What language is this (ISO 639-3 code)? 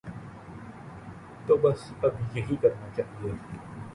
urd